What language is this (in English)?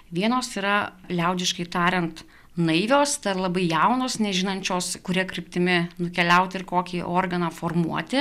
Lithuanian